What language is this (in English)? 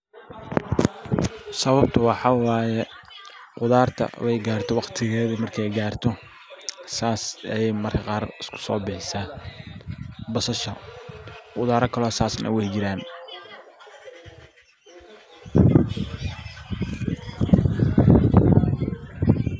Somali